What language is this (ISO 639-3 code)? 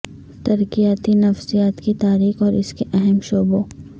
urd